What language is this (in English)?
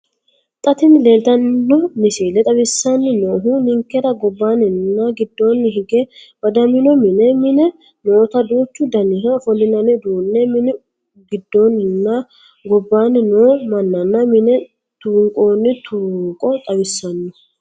Sidamo